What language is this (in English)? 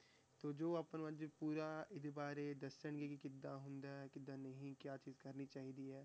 Punjabi